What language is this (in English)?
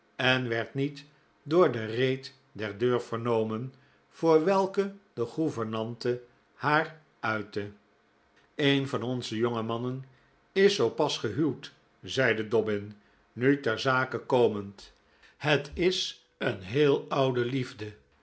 Dutch